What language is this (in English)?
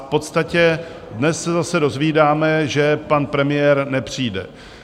Czech